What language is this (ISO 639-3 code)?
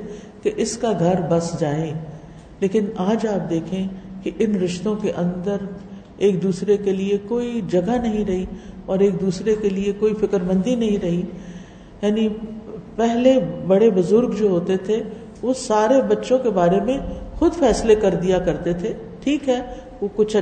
urd